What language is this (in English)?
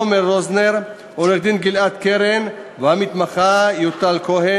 Hebrew